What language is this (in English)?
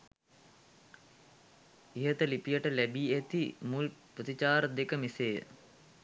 Sinhala